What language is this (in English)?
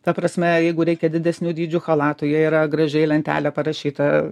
Lithuanian